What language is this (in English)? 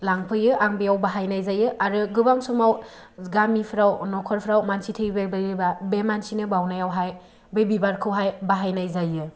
Bodo